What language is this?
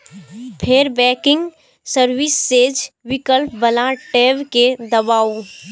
Maithili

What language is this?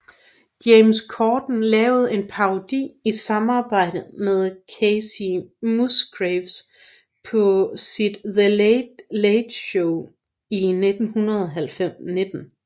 Danish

